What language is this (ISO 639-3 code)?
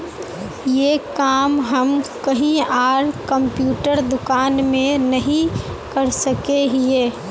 mag